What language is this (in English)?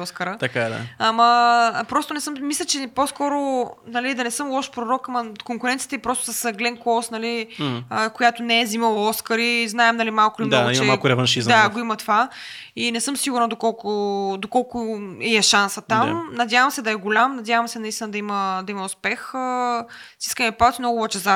Bulgarian